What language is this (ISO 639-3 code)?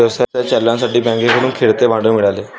mar